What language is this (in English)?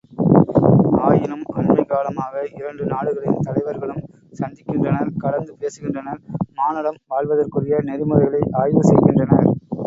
Tamil